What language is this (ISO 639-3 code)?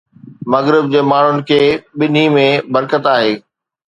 snd